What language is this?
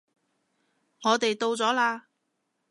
Cantonese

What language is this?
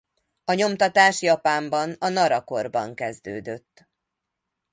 Hungarian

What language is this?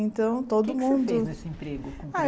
Portuguese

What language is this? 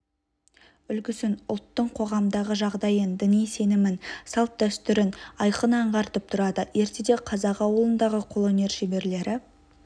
Kazakh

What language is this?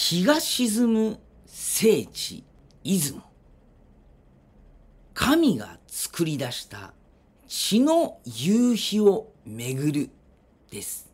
Japanese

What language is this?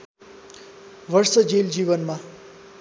Nepali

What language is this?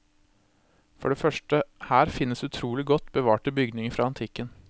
Norwegian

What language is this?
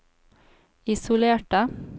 Norwegian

